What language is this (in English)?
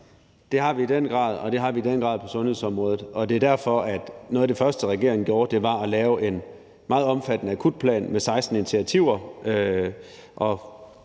Danish